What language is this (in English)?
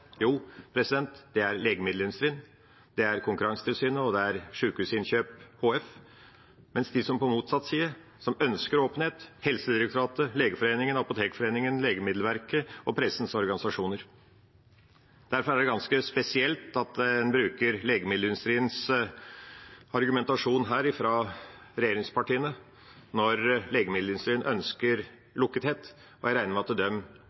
Norwegian Bokmål